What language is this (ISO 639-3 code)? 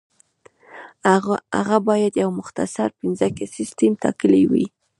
pus